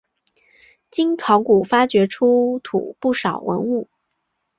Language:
Chinese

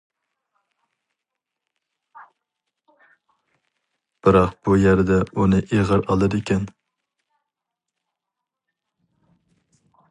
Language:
Uyghur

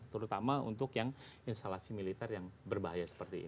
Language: Indonesian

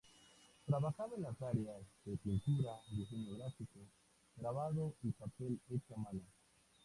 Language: Spanish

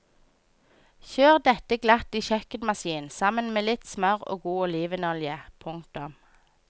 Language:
Norwegian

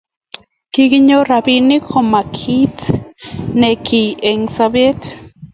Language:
Kalenjin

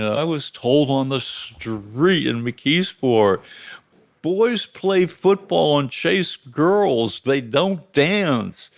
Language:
English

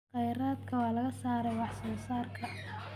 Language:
Somali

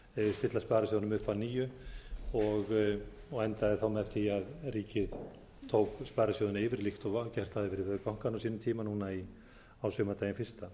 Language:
Icelandic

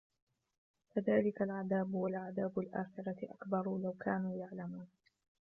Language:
Arabic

